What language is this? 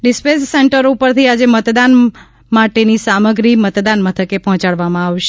Gujarati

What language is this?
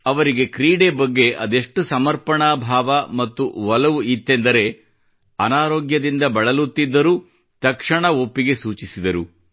Kannada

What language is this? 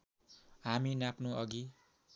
Nepali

